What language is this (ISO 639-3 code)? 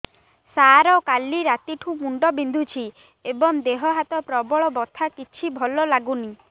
ori